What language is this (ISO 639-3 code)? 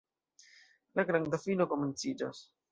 epo